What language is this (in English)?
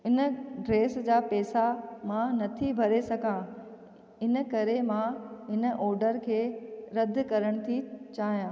Sindhi